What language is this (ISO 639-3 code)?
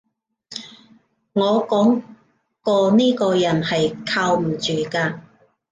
yue